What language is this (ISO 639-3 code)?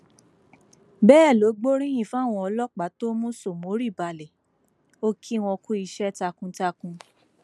yor